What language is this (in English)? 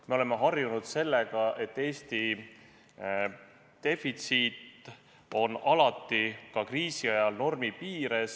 Estonian